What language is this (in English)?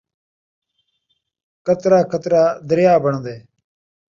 Saraiki